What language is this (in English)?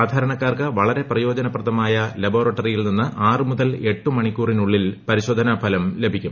Malayalam